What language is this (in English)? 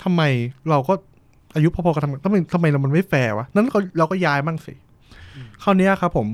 Thai